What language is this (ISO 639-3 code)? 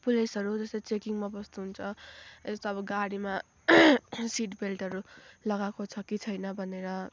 nep